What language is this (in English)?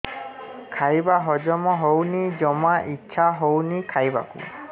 Odia